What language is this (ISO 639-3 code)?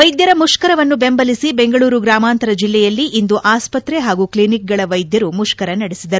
kan